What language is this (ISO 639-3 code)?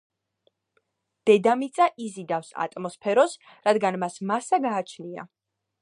kat